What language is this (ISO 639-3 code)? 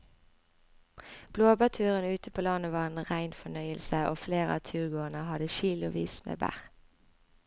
nor